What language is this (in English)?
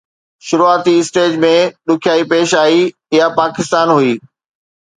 Sindhi